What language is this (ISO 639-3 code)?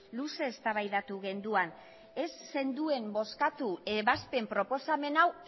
eus